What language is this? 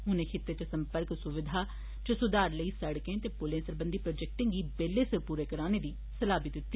Dogri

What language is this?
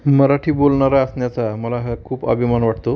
Marathi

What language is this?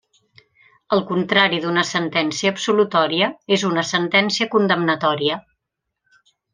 Catalan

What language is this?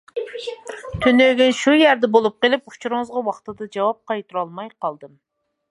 Uyghur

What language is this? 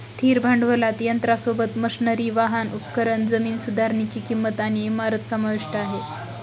Marathi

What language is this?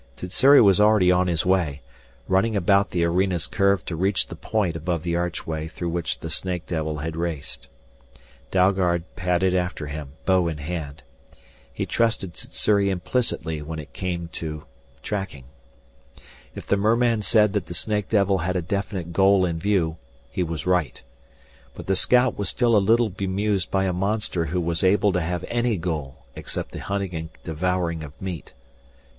English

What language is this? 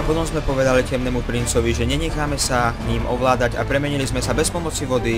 Czech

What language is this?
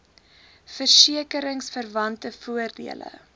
Afrikaans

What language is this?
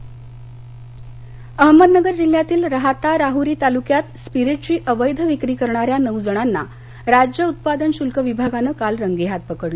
Marathi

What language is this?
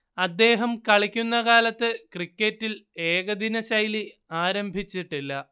Malayalam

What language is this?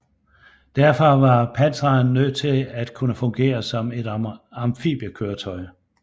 Danish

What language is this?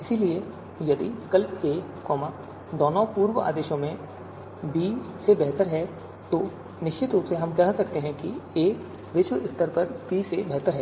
Hindi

